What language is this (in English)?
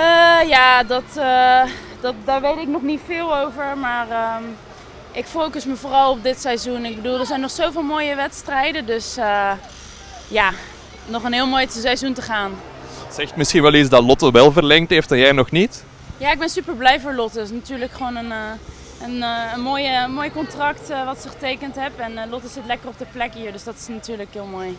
Dutch